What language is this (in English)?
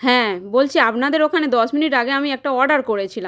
Bangla